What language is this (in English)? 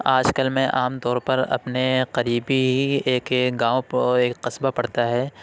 Urdu